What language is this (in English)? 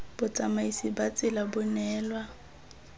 Tswana